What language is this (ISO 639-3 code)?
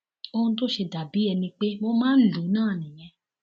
yor